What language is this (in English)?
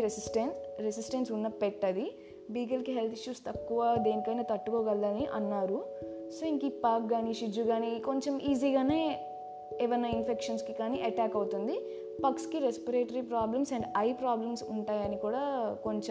Telugu